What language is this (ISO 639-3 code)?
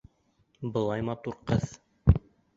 bak